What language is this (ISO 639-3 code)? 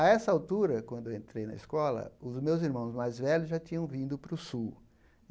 por